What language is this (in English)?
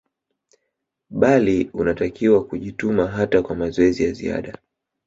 Swahili